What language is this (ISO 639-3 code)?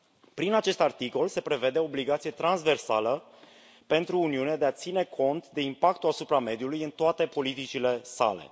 ron